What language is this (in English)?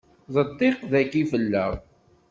Kabyle